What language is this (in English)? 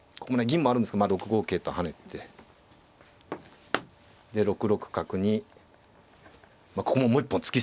Japanese